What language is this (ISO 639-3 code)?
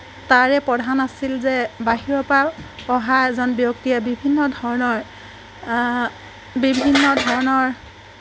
asm